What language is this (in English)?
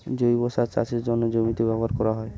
Bangla